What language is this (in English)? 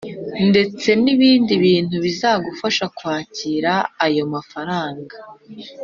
Kinyarwanda